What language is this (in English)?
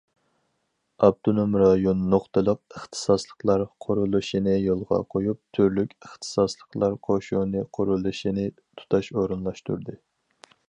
Uyghur